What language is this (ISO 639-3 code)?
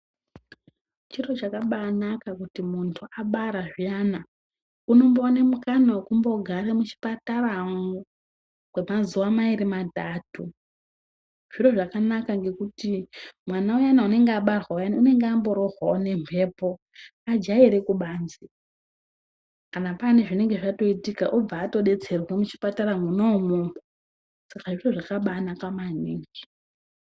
ndc